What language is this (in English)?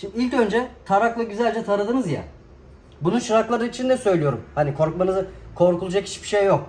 Turkish